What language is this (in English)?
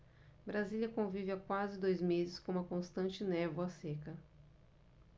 Portuguese